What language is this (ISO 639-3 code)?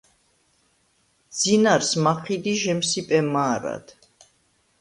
sva